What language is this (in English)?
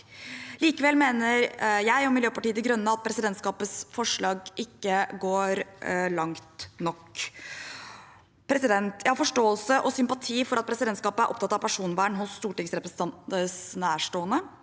Norwegian